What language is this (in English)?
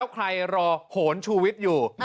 Thai